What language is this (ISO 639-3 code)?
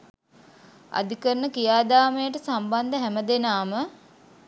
sin